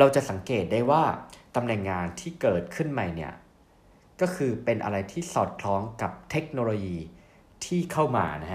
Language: Thai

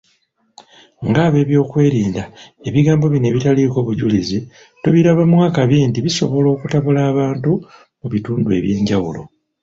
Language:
Ganda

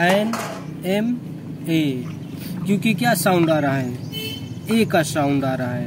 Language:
Hindi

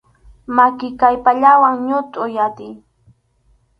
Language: Arequipa-La Unión Quechua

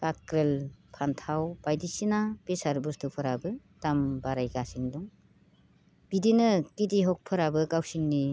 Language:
Bodo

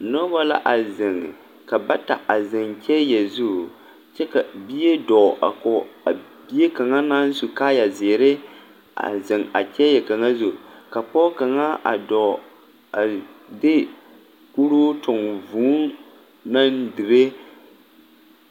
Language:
Southern Dagaare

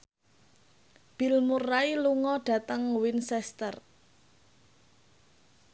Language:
Javanese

